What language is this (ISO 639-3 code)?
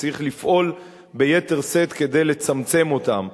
heb